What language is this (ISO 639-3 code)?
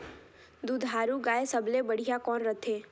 hne